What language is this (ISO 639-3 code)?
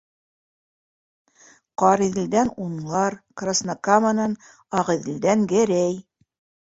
bak